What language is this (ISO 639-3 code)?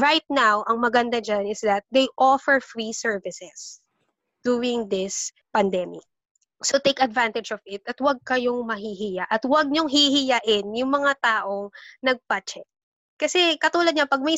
fil